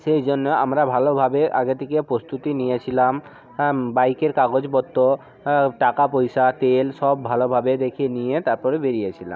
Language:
Bangla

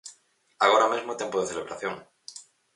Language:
Galician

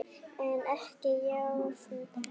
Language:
Icelandic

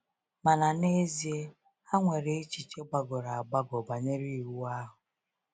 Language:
Igbo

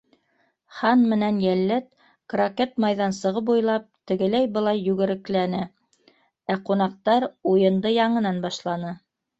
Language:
Bashkir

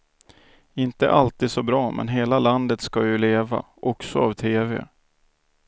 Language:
Swedish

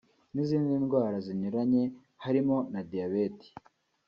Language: Kinyarwanda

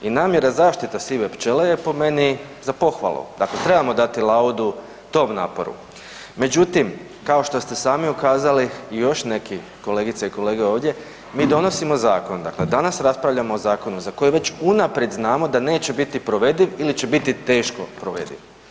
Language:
Croatian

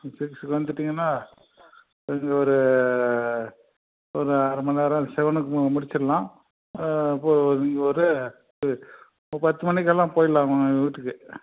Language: Tamil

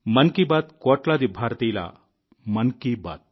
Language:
Telugu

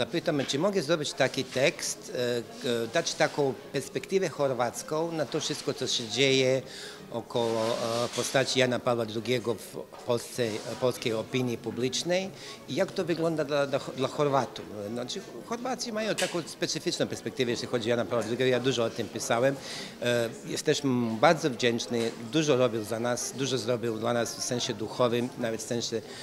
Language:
Polish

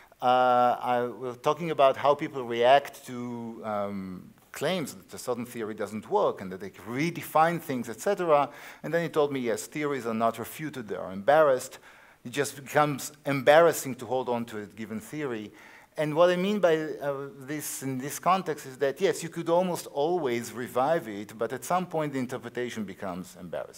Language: English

